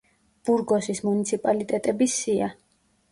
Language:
Georgian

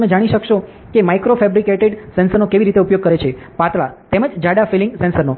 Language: Gujarati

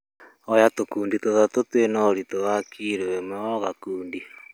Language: Kikuyu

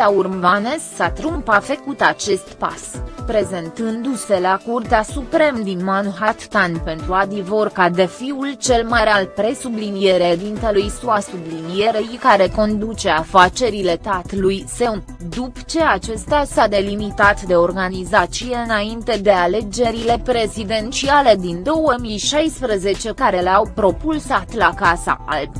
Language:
Romanian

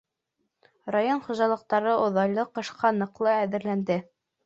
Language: Bashkir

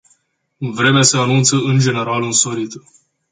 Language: Romanian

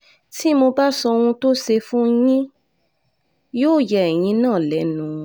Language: Yoruba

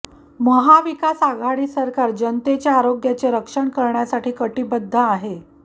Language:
Marathi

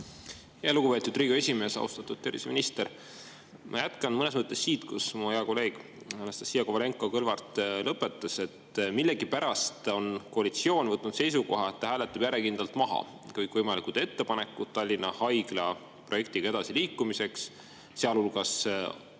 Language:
Estonian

